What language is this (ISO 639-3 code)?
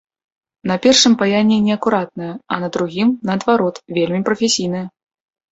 bel